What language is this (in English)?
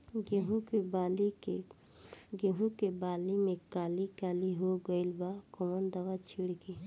Bhojpuri